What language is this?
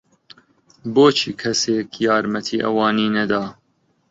Central Kurdish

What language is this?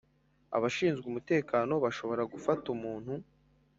Kinyarwanda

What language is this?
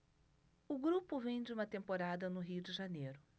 Portuguese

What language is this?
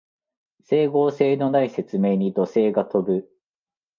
Japanese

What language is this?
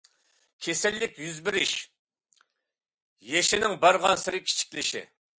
Uyghur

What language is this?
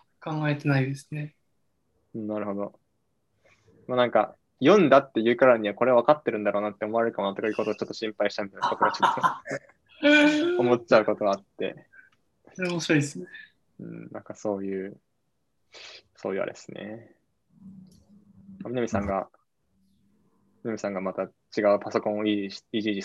Japanese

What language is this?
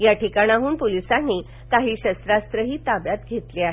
Marathi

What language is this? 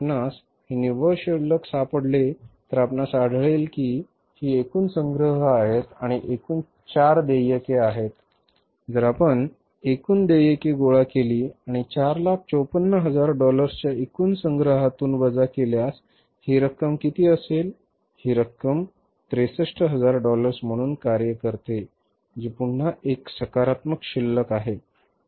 Marathi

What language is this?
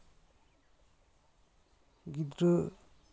Santali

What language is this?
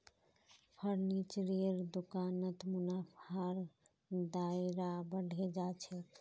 Magahi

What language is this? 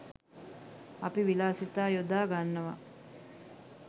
Sinhala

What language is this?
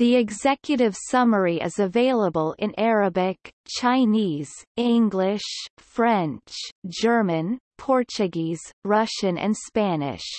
English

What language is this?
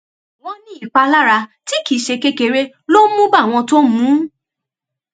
Yoruba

